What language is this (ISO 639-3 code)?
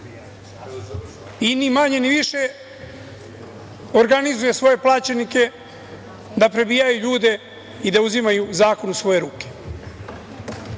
srp